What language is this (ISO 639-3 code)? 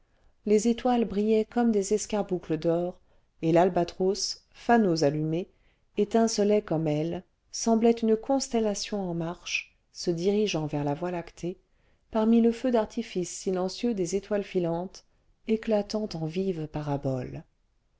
fra